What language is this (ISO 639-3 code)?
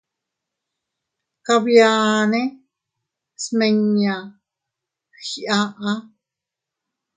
cut